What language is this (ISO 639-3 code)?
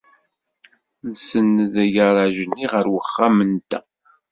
kab